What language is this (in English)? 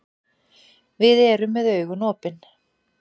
Icelandic